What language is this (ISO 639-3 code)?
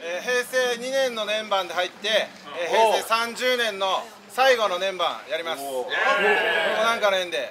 jpn